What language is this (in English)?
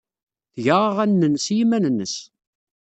Kabyle